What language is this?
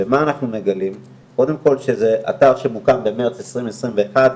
Hebrew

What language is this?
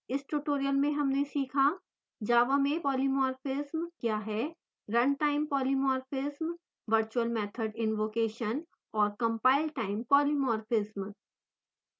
Hindi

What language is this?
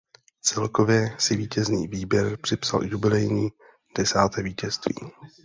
Czech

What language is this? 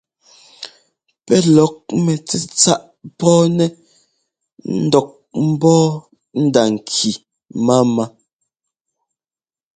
Ngomba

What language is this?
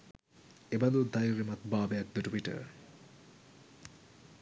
Sinhala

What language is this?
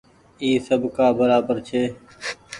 Goaria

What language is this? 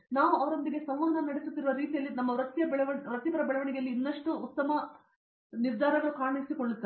Kannada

